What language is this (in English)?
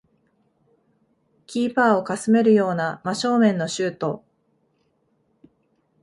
Japanese